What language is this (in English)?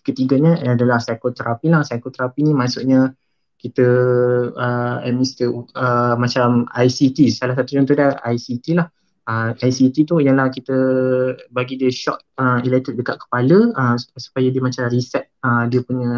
Malay